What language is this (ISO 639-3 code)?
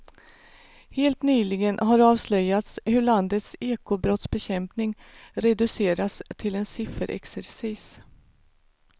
swe